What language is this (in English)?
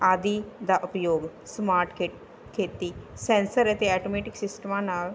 Punjabi